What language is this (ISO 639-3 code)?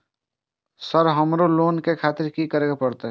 mai